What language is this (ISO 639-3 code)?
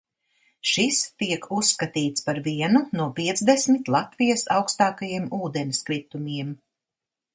lav